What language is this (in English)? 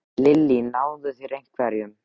Icelandic